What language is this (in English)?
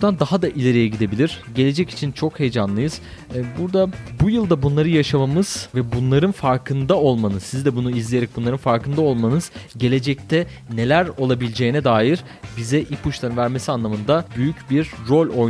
Turkish